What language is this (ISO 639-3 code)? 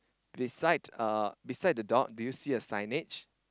eng